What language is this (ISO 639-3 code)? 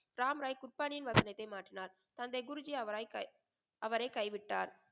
tam